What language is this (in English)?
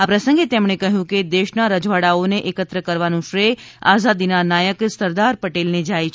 Gujarati